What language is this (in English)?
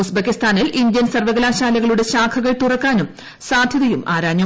Malayalam